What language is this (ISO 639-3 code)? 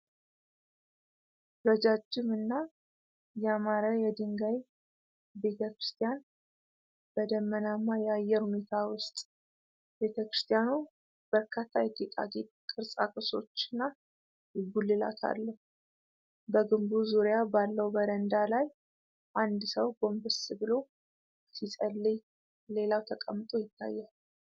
amh